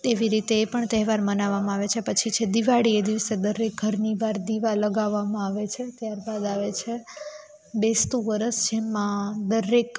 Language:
Gujarati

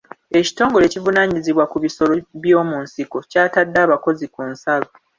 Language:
Ganda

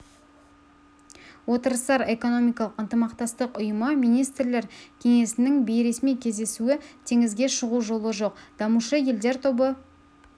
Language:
Kazakh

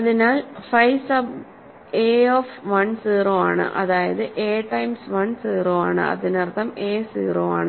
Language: Malayalam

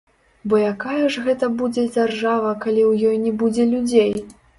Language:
Belarusian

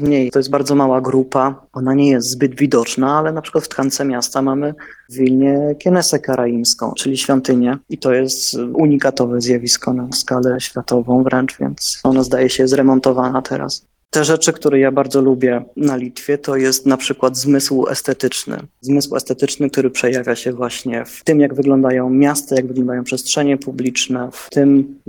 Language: Polish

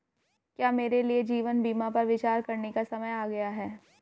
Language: Hindi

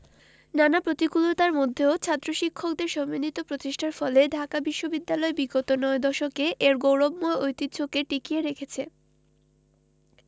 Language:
Bangla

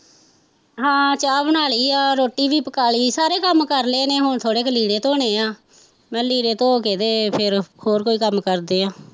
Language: Punjabi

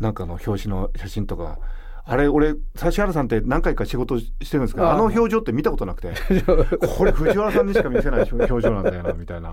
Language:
Japanese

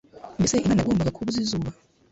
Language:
Kinyarwanda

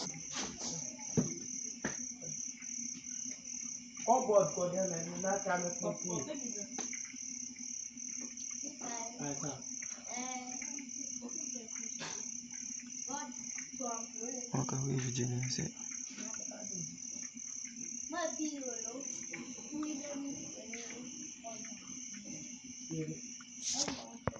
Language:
Ikposo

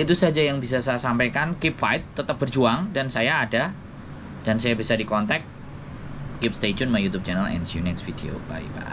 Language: Indonesian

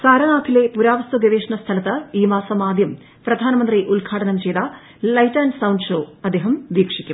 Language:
Malayalam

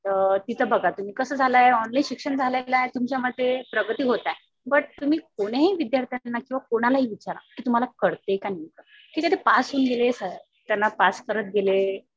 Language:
Marathi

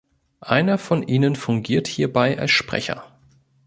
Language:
German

